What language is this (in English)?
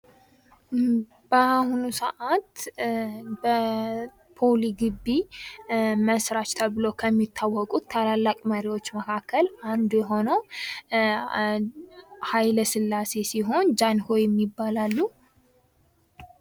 Amharic